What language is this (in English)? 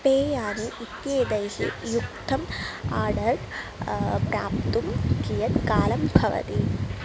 Sanskrit